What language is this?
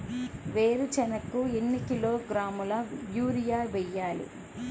Telugu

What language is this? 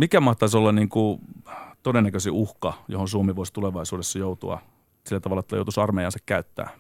Finnish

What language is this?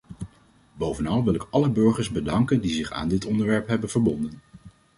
Dutch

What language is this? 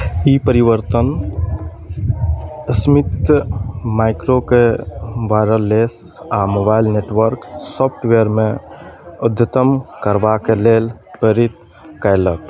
Maithili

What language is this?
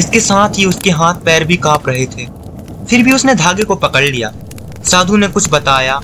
Hindi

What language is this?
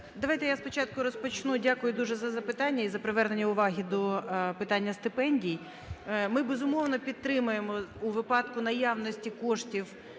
Ukrainian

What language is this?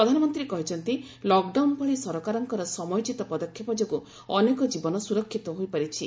Odia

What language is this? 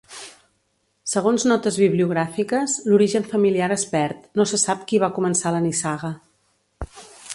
Catalan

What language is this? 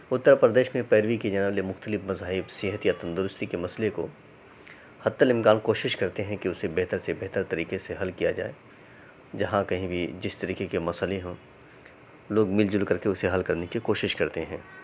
Urdu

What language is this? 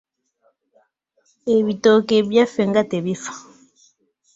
Ganda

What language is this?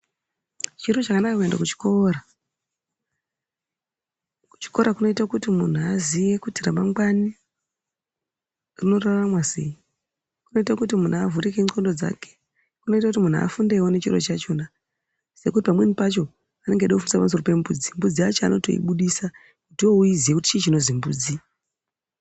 Ndau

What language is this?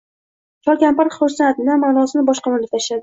Uzbek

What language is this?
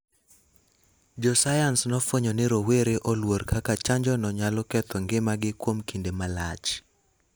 Luo (Kenya and Tanzania)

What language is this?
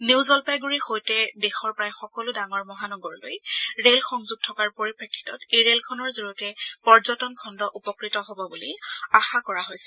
Assamese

